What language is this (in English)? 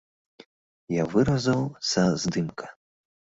Belarusian